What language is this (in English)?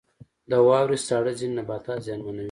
Pashto